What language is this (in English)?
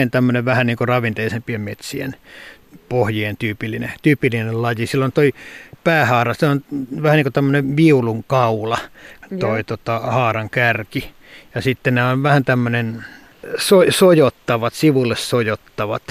Finnish